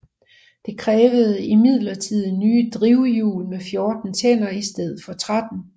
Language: Danish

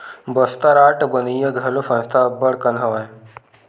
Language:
Chhattisgarhi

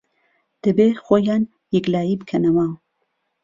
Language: Central Kurdish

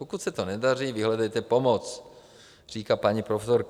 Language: Czech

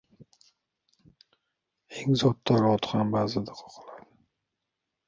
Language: Uzbek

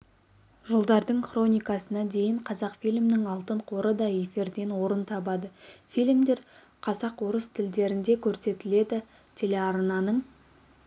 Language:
Kazakh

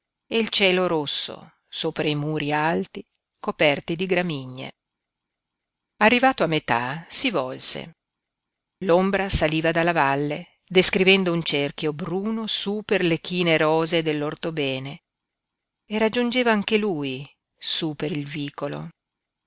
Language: Italian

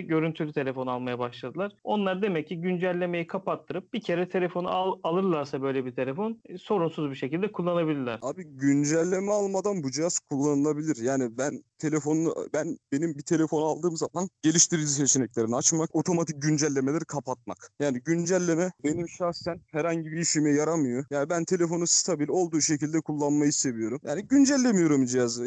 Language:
Turkish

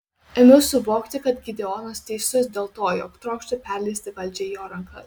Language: Lithuanian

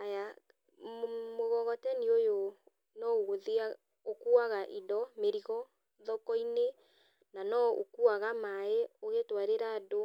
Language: Kikuyu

